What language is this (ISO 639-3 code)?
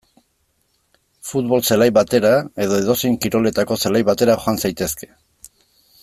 eus